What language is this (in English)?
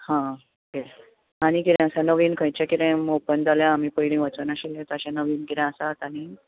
Konkani